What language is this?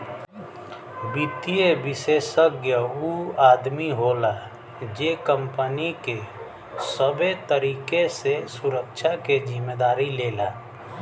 Bhojpuri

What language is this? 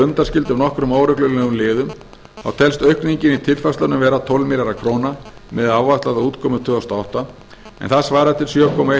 Icelandic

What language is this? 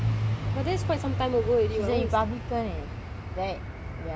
English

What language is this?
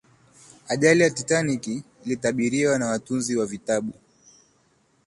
Swahili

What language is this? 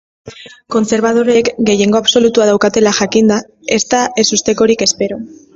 Basque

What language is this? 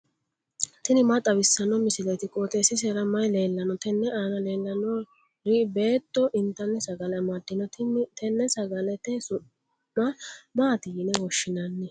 Sidamo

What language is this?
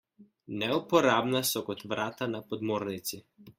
Slovenian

